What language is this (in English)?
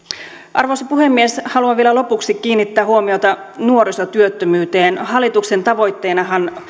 Finnish